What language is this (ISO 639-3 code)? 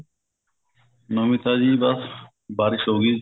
pan